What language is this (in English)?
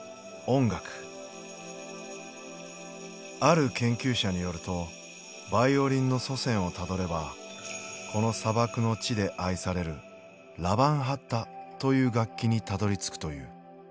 Japanese